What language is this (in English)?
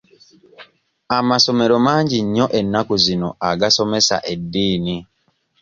Ganda